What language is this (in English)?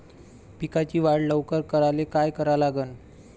Marathi